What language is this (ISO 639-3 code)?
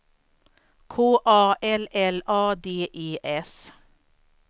swe